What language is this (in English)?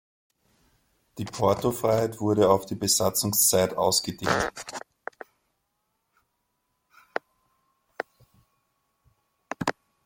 German